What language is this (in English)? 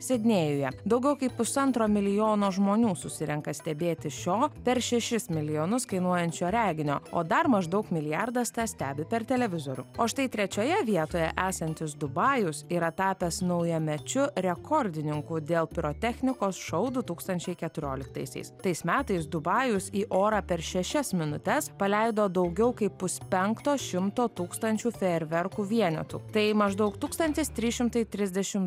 Lithuanian